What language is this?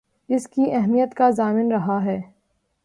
Urdu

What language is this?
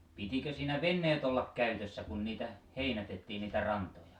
Finnish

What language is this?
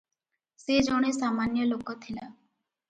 Odia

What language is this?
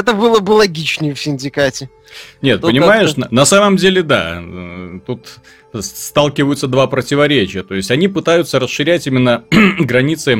Russian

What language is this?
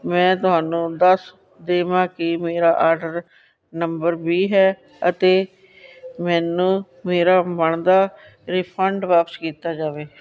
Punjabi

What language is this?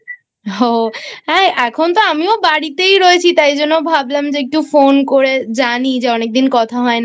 Bangla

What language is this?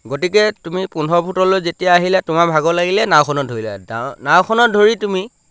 Assamese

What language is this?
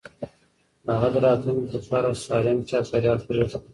Pashto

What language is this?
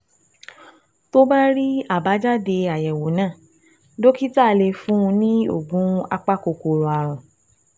Yoruba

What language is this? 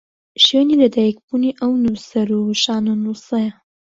Central Kurdish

